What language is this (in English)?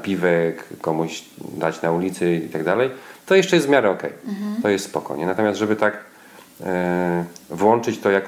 Polish